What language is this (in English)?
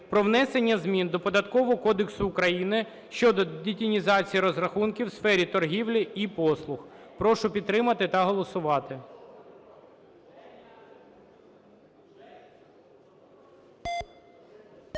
Ukrainian